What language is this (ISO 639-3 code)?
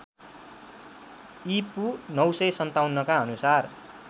nep